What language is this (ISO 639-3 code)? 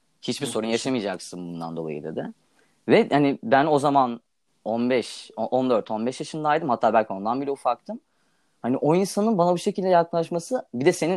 tur